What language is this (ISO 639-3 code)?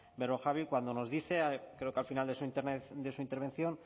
spa